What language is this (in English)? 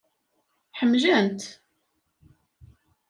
Kabyle